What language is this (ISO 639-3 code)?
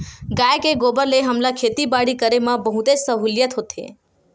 hne